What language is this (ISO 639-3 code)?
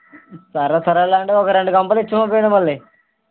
tel